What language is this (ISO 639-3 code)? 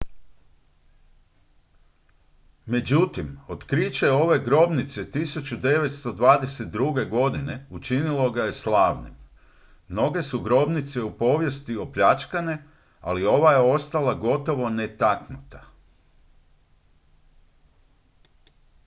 hrv